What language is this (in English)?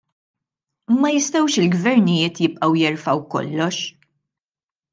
Maltese